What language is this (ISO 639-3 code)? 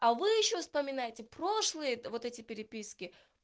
rus